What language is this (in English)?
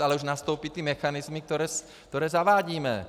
Czech